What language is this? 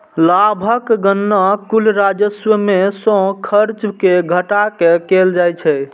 Maithili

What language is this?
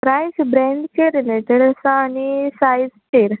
Konkani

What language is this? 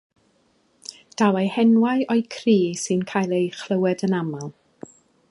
Welsh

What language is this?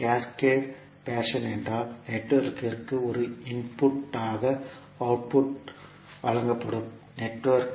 Tamil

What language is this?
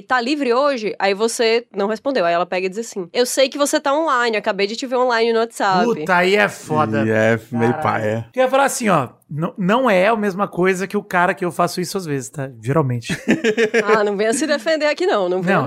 Portuguese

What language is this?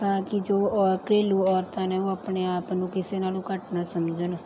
Punjabi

